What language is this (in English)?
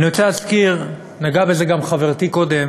Hebrew